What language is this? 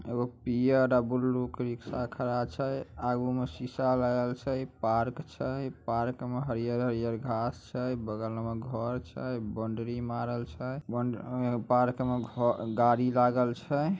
Magahi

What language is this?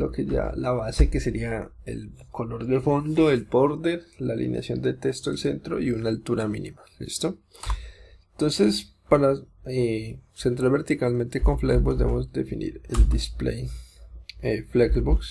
Spanish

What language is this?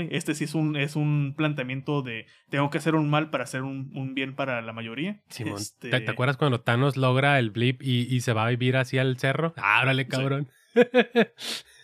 Spanish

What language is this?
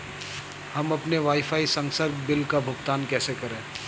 Hindi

